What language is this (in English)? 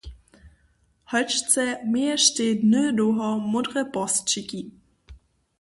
Upper Sorbian